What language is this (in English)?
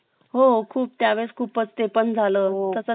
Marathi